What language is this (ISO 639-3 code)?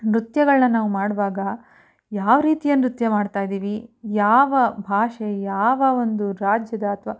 kan